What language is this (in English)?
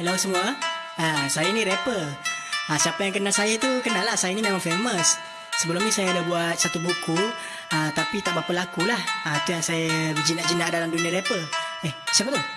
Malay